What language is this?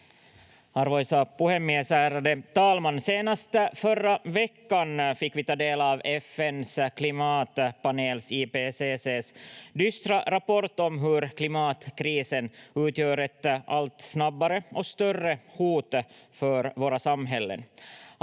Finnish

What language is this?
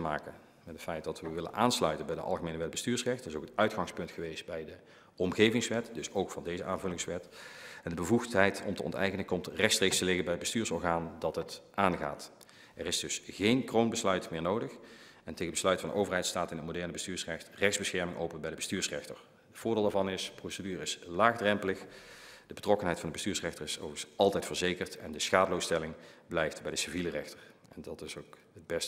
Dutch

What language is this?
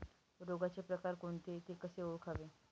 Marathi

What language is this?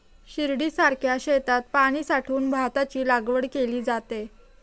Marathi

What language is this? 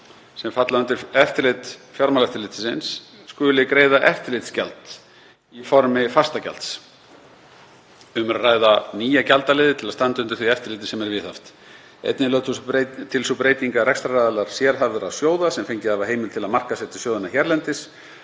Icelandic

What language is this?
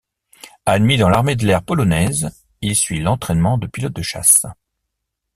French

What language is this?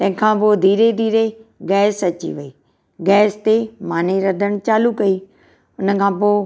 Sindhi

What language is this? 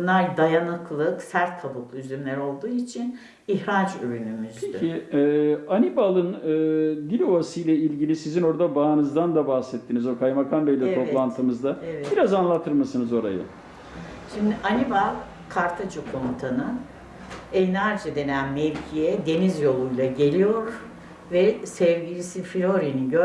Turkish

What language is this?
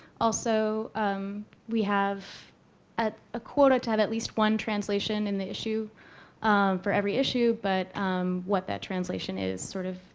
English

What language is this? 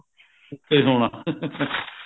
Punjabi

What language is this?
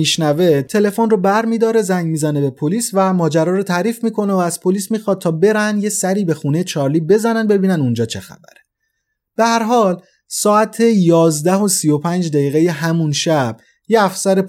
Persian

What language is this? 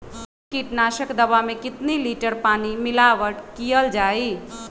Magahi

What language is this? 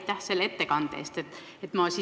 Estonian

